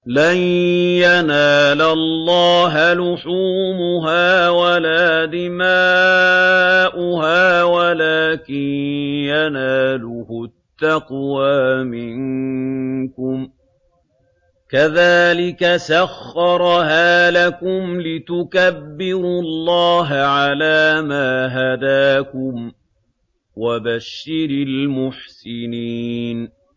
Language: Arabic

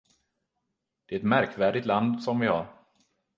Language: Swedish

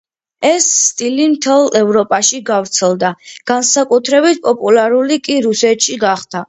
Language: Georgian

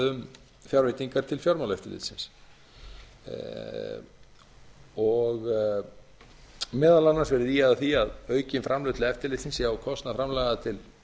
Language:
Icelandic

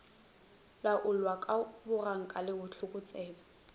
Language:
Northern Sotho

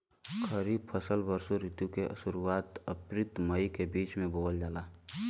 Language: Bhojpuri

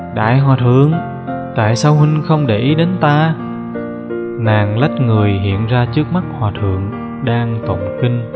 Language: Vietnamese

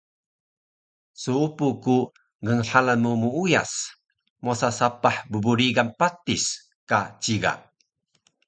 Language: Taroko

